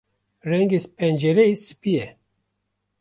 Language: Kurdish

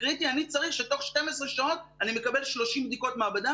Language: Hebrew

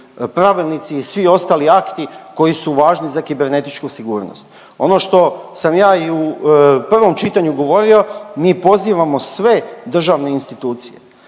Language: Croatian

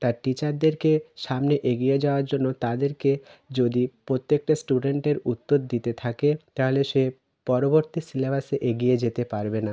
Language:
Bangla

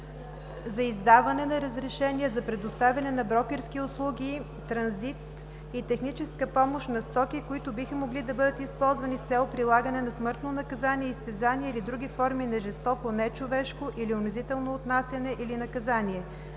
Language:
Bulgarian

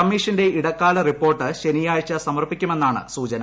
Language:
Malayalam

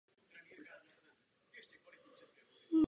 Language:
Czech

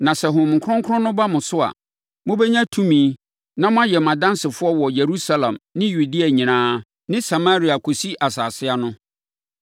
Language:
Akan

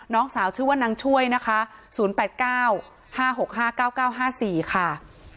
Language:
Thai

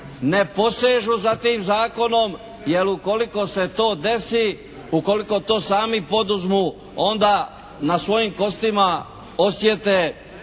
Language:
Croatian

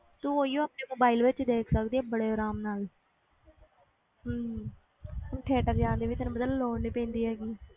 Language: Punjabi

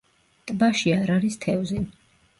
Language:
Georgian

